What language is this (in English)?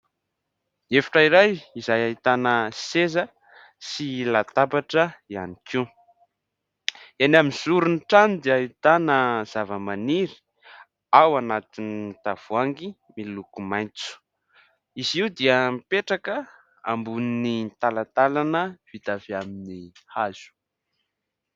Malagasy